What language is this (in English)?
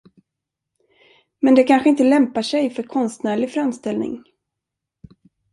Swedish